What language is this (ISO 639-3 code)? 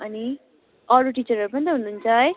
nep